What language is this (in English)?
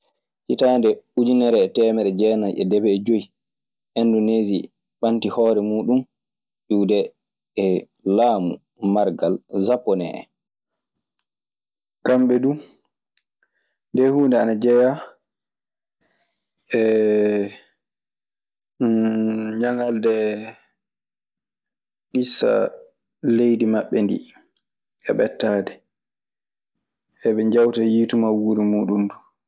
Maasina Fulfulde